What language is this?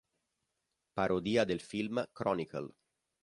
Italian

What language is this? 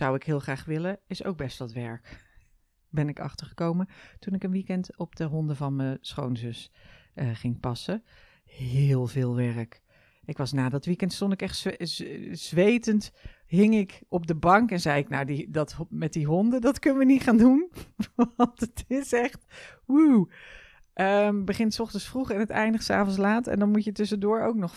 Dutch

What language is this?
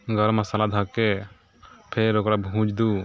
Maithili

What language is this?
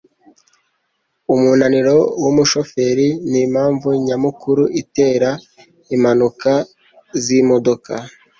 Kinyarwanda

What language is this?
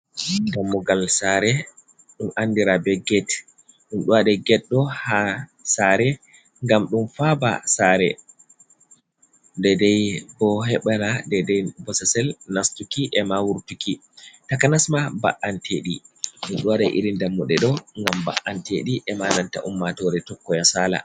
Fula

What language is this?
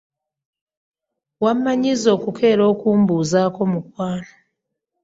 Ganda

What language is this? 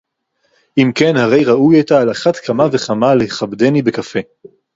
Hebrew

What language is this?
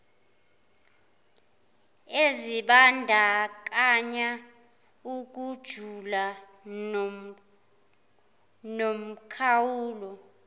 Zulu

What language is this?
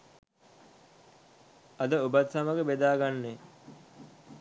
Sinhala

